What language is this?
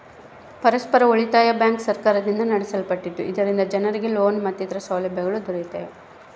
Kannada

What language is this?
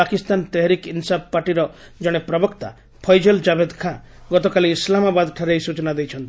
Odia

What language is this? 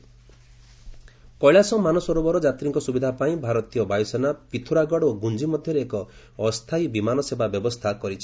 Odia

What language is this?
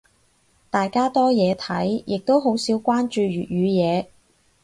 Cantonese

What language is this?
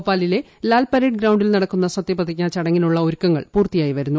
Malayalam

